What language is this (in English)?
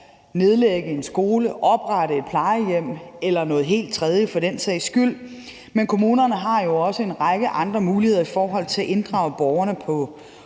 Danish